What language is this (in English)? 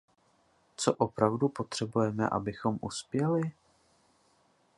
Czech